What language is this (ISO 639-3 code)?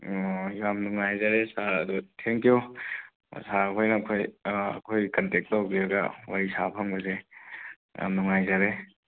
mni